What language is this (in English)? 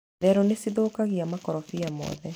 Kikuyu